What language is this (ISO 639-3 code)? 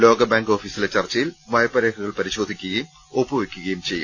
mal